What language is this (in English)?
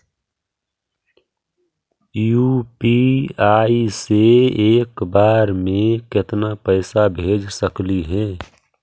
Magahi